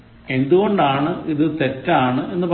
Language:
Malayalam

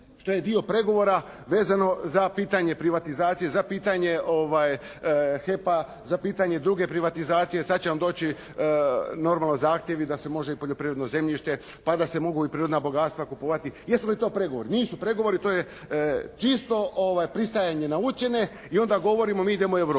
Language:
Croatian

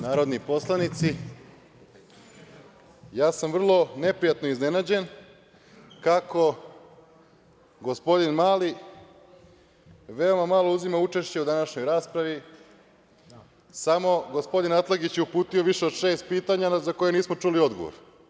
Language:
Serbian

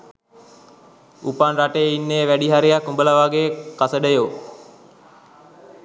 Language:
Sinhala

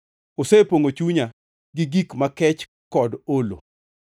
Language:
Luo (Kenya and Tanzania)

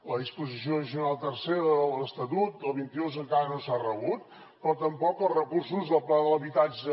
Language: Catalan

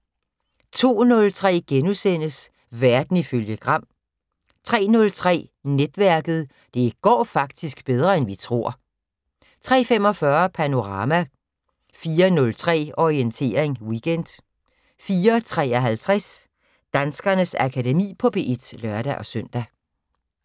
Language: Danish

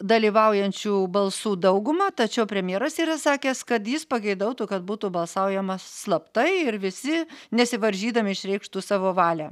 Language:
Lithuanian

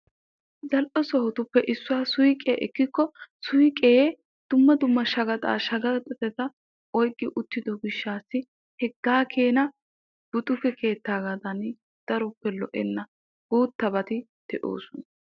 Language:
Wolaytta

